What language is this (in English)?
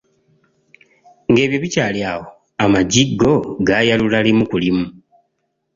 Ganda